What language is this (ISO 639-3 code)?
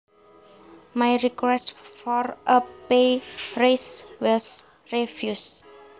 jav